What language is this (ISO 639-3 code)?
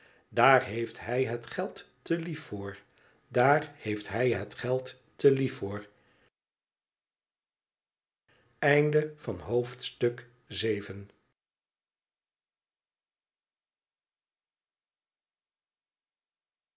nld